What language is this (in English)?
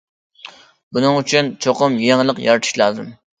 Uyghur